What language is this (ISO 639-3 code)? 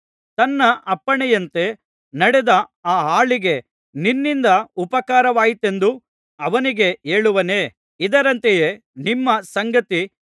kan